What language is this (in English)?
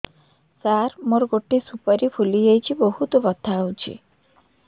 Odia